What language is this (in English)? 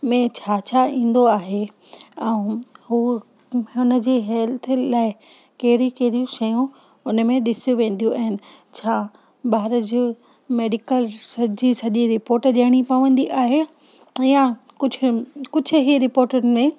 Sindhi